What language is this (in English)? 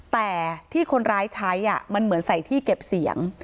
Thai